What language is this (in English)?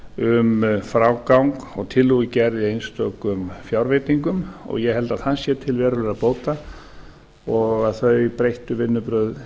Icelandic